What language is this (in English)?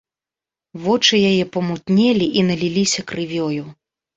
Belarusian